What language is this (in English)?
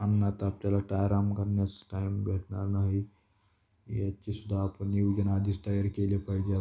Marathi